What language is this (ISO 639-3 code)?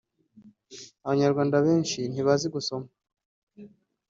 kin